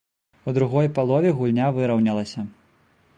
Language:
Belarusian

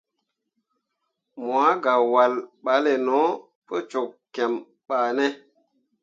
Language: Mundang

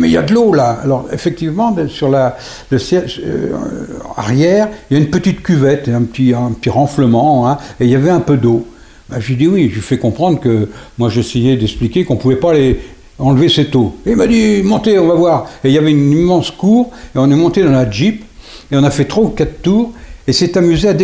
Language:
French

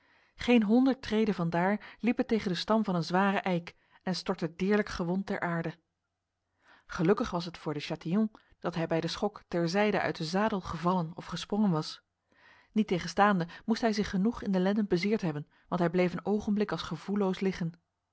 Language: Dutch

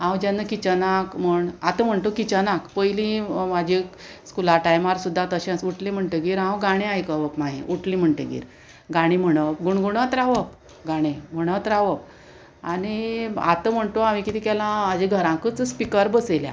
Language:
Konkani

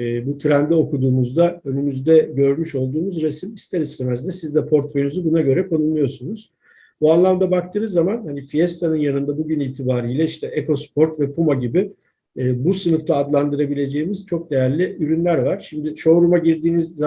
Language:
Turkish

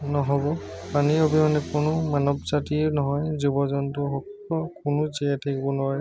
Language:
Assamese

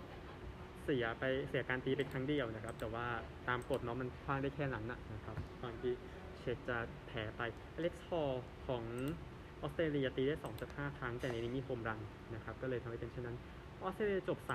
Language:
Thai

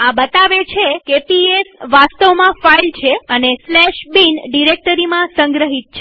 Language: Gujarati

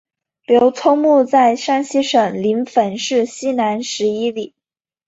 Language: Chinese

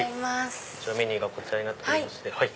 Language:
Japanese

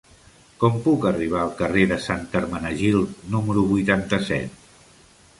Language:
Catalan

